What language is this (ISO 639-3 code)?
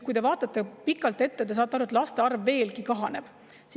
est